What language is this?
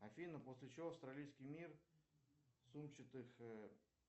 Russian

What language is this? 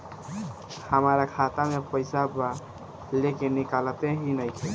Bhojpuri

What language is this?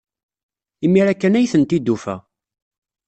Kabyle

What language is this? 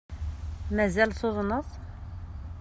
Kabyle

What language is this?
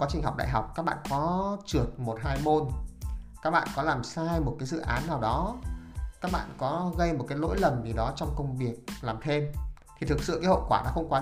Vietnamese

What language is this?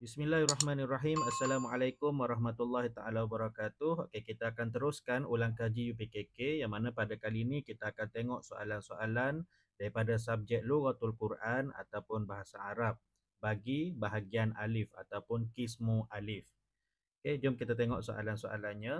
Malay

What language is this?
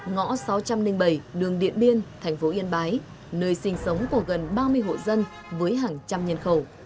Vietnamese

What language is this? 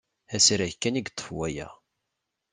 Kabyle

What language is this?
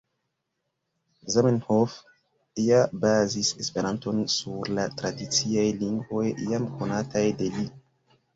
Esperanto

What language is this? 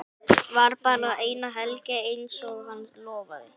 Icelandic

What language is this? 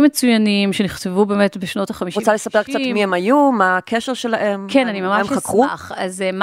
Hebrew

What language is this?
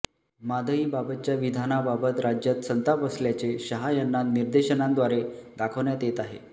Marathi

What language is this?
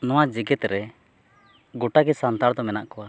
Santali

